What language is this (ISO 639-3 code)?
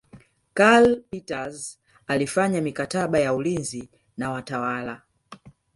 swa